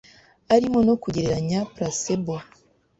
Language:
Kinyarwanda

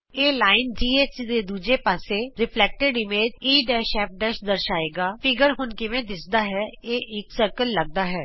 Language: Punjabi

